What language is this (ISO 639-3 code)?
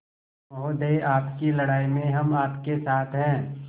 hin